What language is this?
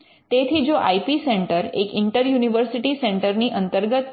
Gujarati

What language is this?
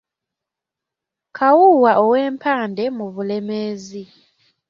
Ganda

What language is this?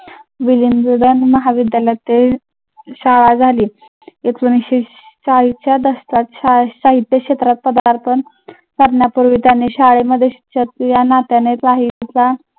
Marathi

